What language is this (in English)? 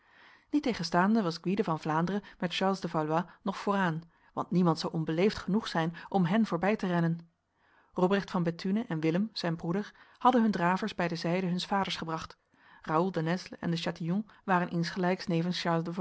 Dutch